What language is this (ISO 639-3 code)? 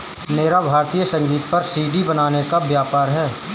hin